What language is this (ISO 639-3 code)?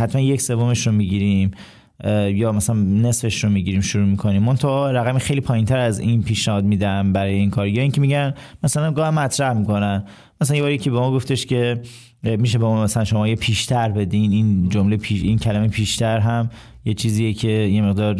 fas